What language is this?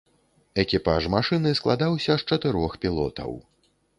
Belarusian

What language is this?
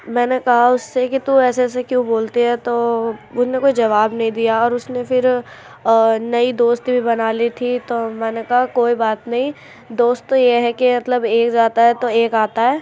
Urdu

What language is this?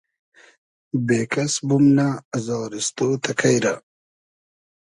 Hazaragi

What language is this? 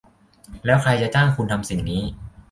Thai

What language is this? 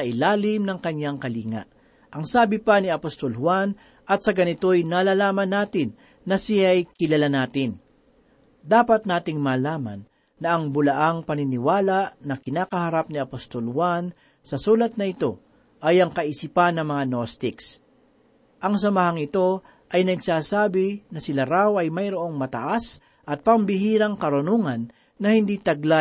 Filipino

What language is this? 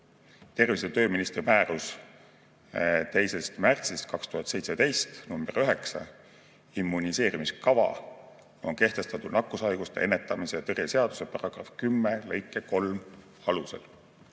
Estonian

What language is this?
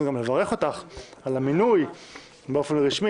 Hebrew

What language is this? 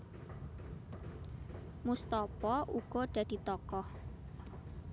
Javanese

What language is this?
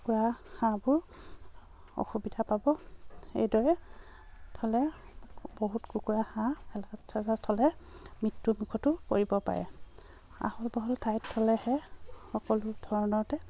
Assamese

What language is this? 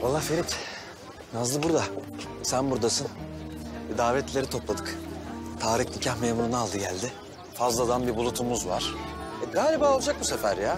Turkish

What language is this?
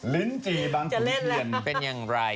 Thai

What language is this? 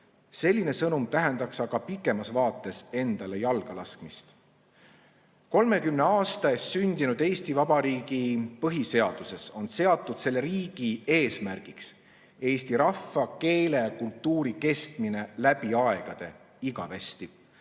Estonian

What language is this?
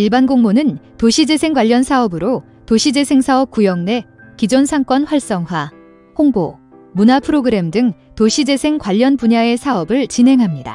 Korean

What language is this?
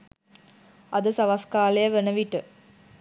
Sinhala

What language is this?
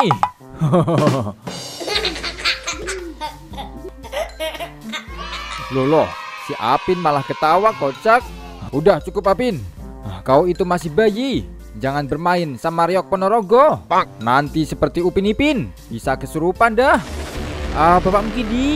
Indonesian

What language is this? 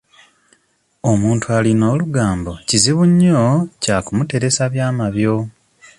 Ganda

